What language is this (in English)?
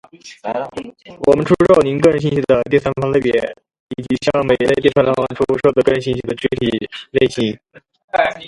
Chinese